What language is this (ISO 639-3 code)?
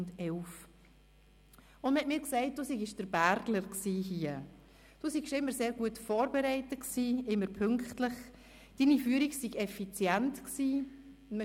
gsw